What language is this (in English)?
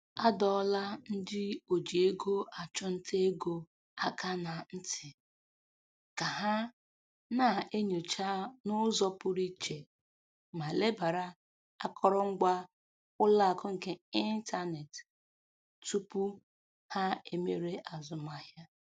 Igbo